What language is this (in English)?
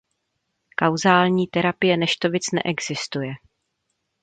Czech